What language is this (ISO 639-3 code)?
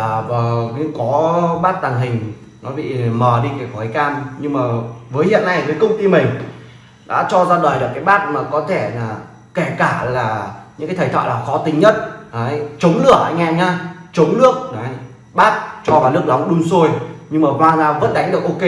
vie